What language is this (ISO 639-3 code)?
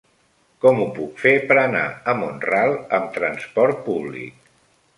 cat